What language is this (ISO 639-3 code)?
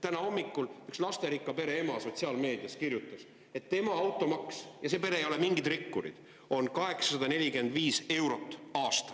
est